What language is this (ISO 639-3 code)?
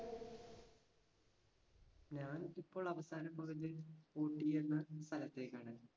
mal